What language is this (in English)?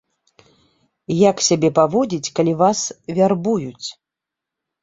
Belarusian